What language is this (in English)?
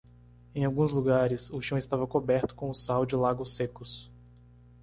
Portuguese